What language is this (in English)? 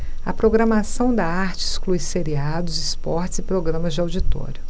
Portuguese